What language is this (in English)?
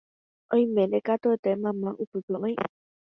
Guarani